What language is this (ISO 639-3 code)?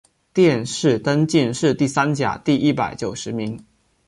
zho